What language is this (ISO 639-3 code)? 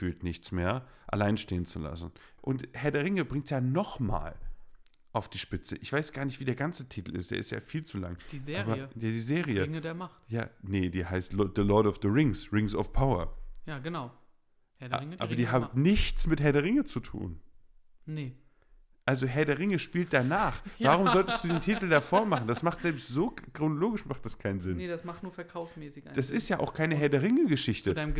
deu